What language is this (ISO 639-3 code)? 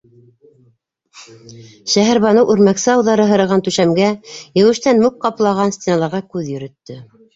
bak